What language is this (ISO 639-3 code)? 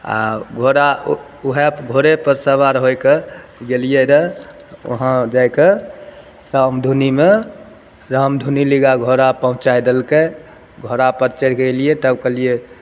mai